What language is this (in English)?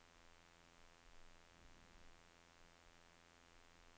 Norwegian